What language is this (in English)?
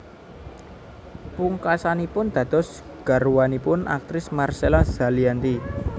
Javanese